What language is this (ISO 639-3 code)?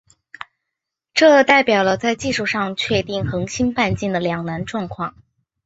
zho